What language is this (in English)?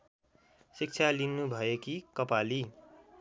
Nepali